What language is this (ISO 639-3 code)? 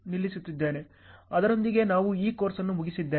kan